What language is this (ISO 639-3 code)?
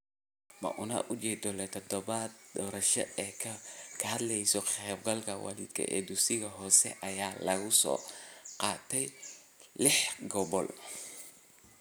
som